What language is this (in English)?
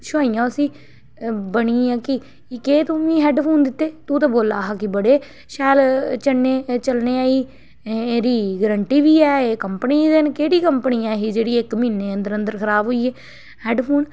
Dogri